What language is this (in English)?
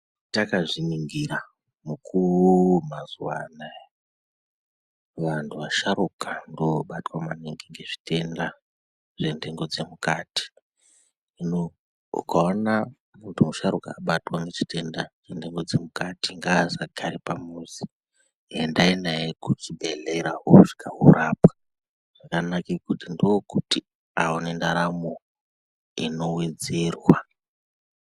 Ndau